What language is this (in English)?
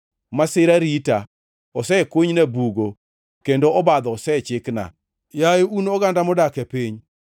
Luo (Kenya and Tanzania)